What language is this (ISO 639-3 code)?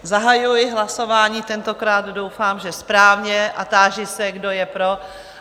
ces